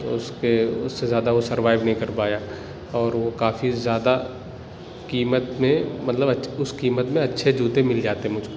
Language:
Urdu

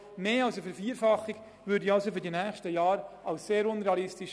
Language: Swiss German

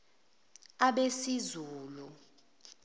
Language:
Zulu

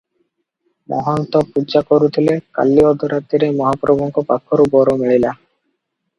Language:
Odia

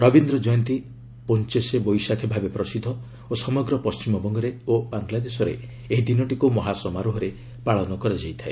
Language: Odia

